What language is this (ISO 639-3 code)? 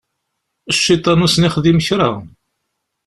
kab